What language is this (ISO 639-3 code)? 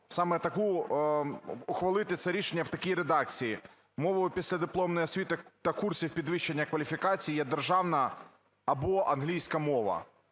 ukr